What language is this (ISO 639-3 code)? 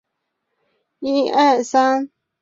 zho